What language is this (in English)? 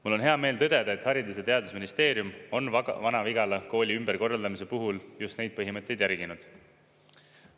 Estonian